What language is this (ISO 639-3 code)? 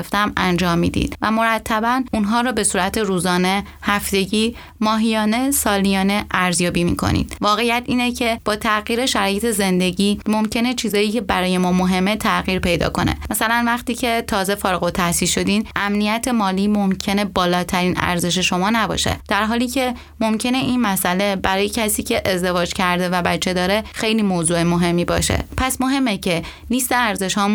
fas